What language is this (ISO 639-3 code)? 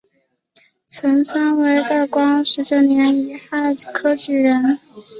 zho